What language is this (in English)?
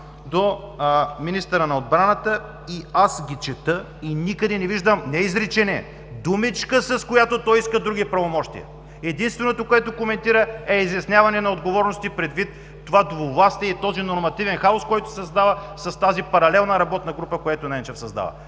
Bulgarian